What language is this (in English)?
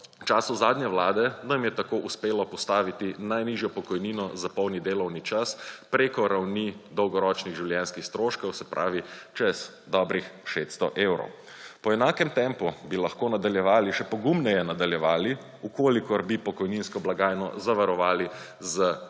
Slovenian